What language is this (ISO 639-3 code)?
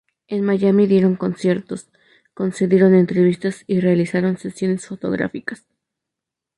spa